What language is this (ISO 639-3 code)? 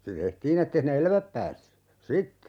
fin